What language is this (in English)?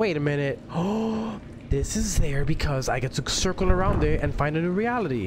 English